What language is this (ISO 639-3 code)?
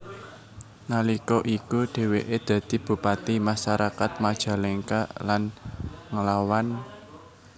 jav